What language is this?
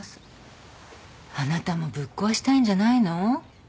Japanese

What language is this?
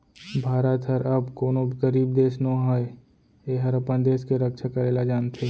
Chhattisgarhi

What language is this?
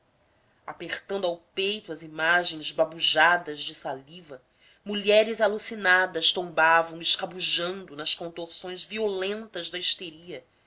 Portuguese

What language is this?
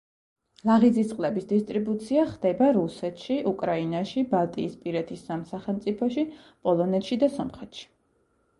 Georgian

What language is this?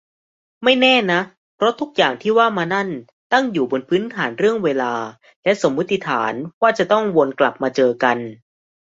Thai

